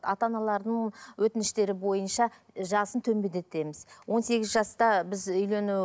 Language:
Kazakh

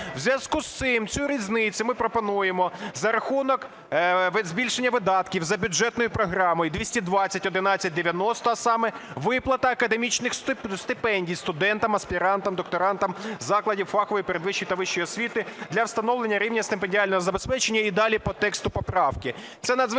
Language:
Ukrainian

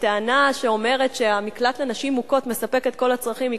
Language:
Hebrew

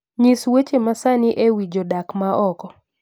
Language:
Luo (Kenya and Tanzania)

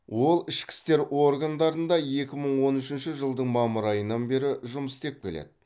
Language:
Kazakh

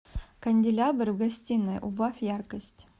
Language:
Russian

